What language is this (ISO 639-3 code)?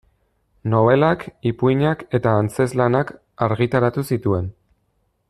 eus